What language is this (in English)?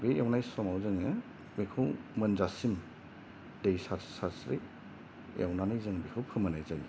Bodo